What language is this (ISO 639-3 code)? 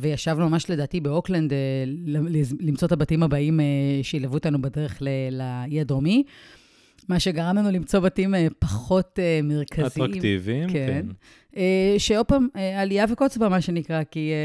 heb